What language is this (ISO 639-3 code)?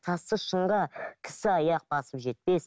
kaz